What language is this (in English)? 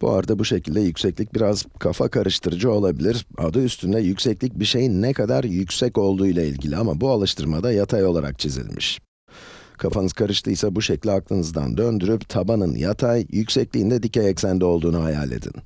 Turkish